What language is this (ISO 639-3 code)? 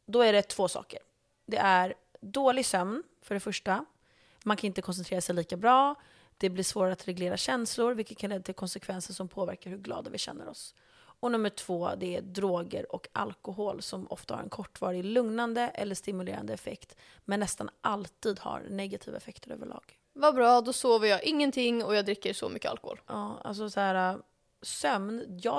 swe